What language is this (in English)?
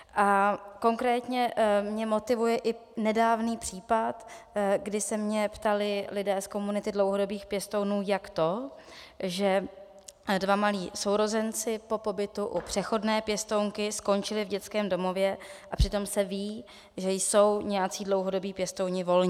Czech